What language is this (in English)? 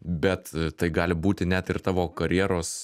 Lithuanian